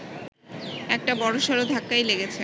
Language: Bangla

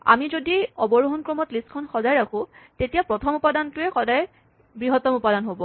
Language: Assamese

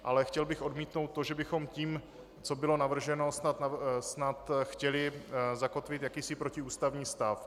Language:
Czech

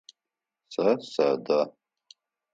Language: Adyghe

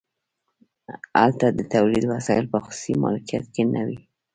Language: Pashto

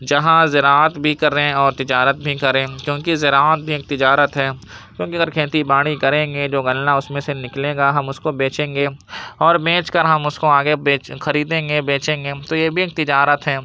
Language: Urdu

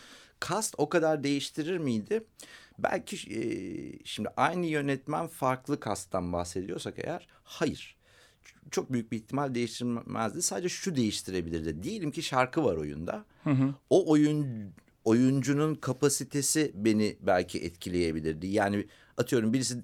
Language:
Turkish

